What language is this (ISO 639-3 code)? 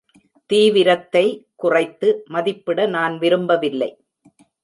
tam